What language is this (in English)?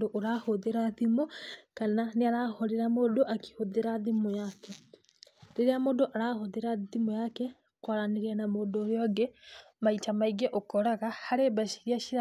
Kikuyu